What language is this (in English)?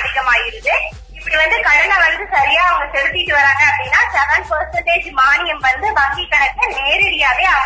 Tamil